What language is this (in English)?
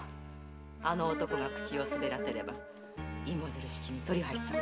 Japanese